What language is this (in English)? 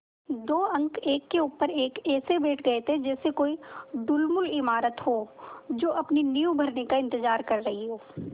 Hindi